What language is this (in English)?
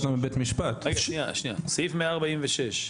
Hebrew